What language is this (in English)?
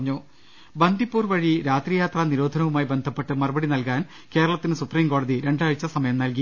Malayalam